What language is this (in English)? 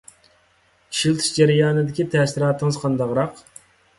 Uyghur